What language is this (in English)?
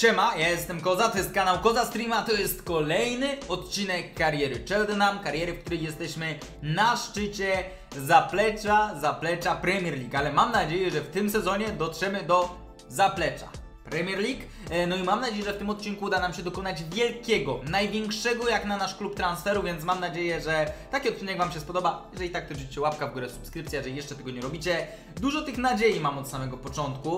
Polish